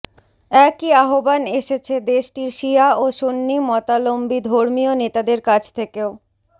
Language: Bangla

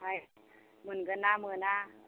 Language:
Bodo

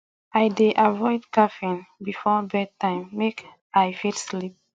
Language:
Nigerian Pidgin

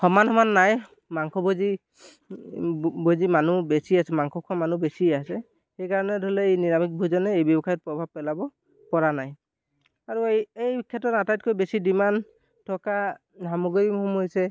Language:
Assamese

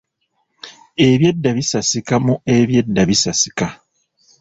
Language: Ganda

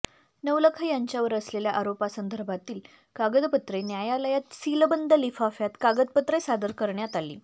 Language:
Marathi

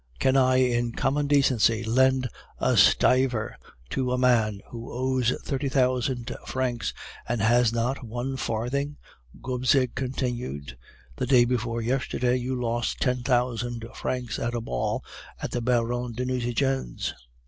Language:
English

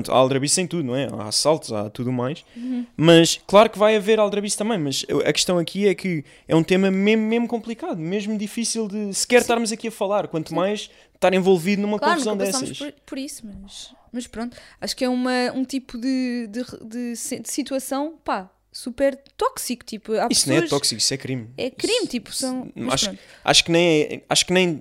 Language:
Portuguese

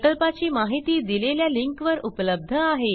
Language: Marathi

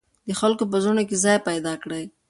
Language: Pashto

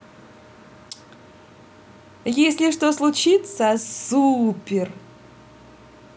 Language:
Russian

